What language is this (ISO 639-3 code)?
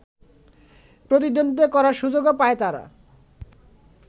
ben